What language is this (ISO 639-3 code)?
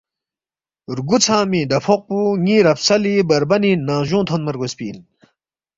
bft